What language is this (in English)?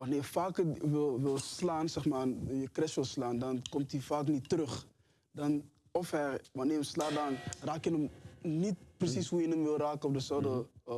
Dutch